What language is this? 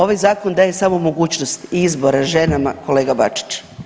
Croatian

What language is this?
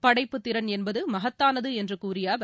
Tamil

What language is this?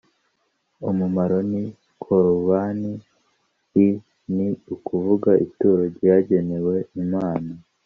Kinyarwanda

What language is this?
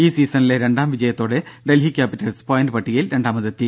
Malayalam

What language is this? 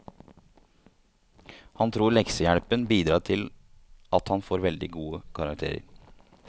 Norwegian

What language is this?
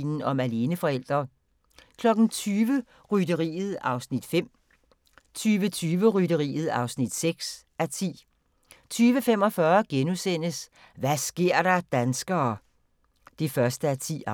Danish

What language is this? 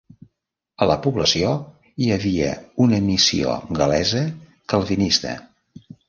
Catalan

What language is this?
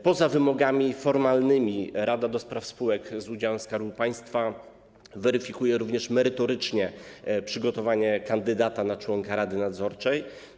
Polish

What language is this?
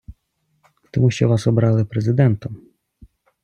Ukrainian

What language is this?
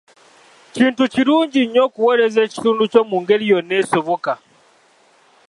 Ganda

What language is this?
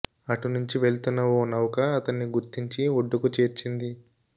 Telugu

